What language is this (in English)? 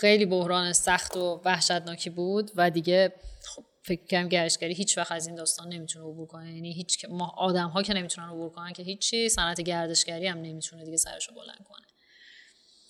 Persian